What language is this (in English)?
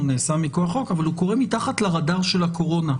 Hebrew